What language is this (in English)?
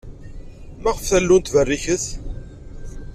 Kabyle